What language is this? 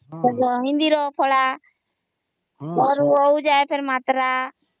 Odia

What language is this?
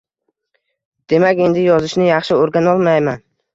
Uzbek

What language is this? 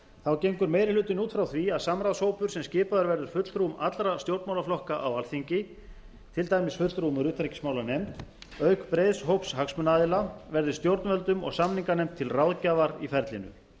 Icelandic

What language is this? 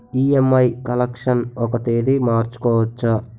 Telugu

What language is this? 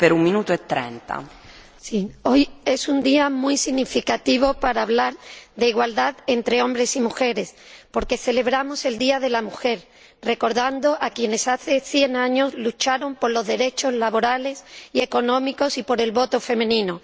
Spanish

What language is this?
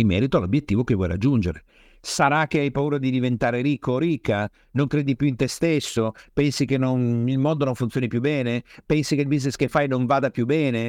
Italian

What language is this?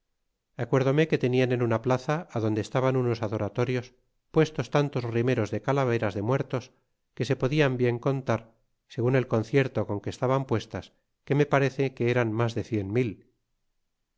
Spanish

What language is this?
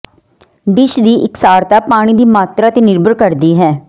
Punjabi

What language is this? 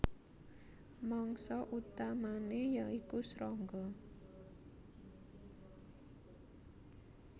Javanese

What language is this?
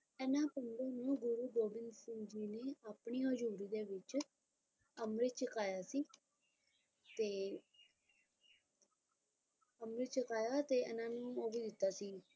Punjabi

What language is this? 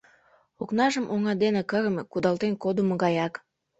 Mari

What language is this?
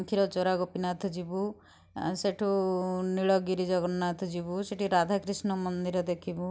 Odia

